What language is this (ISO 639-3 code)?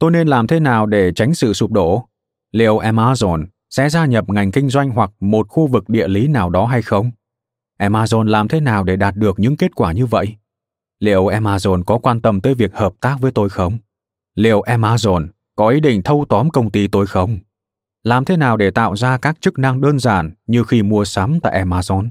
vie